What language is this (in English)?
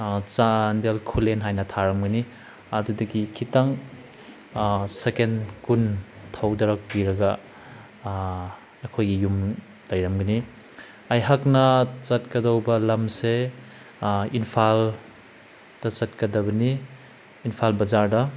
Manipuri